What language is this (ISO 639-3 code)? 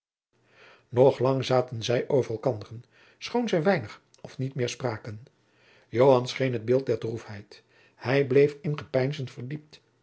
nld